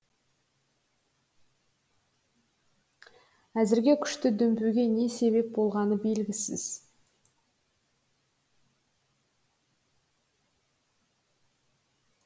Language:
Kazakh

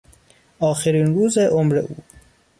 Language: Persian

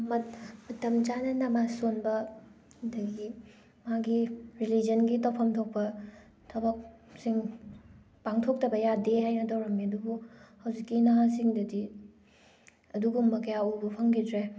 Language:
Manipuri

